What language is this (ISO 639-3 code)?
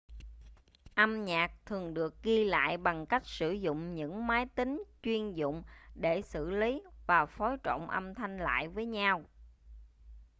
vie